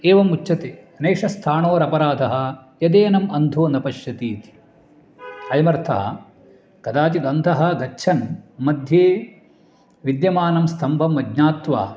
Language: Sanskrit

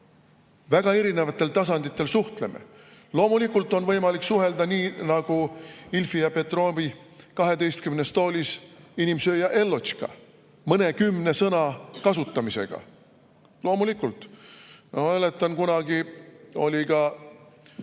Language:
Estonian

